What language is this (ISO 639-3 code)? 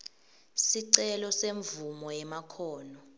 ssw